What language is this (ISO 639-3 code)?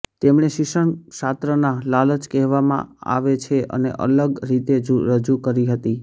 guj